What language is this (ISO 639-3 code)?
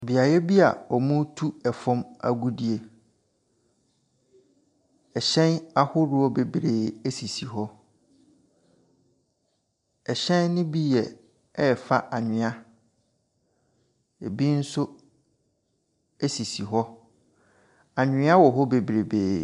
aka